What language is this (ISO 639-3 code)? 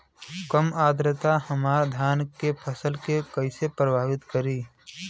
bho